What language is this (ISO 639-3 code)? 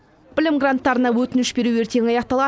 kaz